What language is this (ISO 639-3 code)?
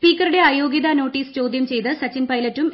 mal